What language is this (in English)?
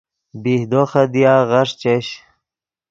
Yidgha